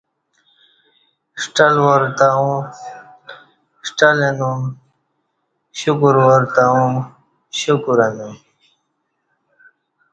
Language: Kati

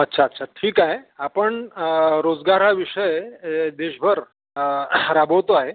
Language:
Marathi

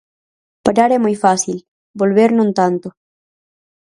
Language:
Galician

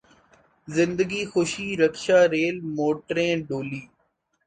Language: Urdu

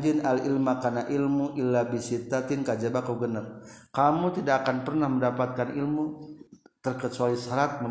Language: Indonesian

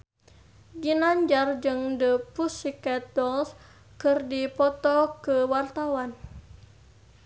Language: Sundanese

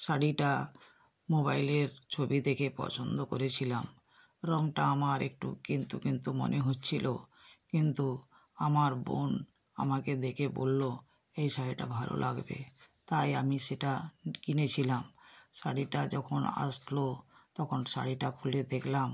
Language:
Bangla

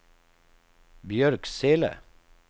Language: Swedish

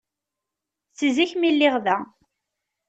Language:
Kabyle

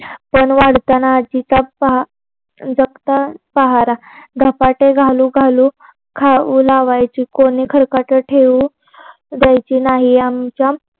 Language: Marathi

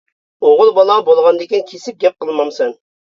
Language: Uyghur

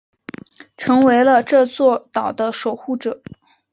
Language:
Chinese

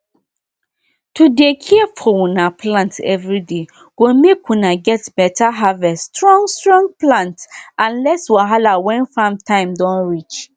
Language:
Nigerian Pidgin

